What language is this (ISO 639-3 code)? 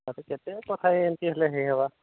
ori